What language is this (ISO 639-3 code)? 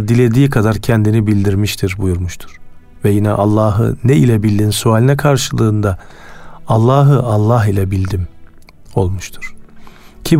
tur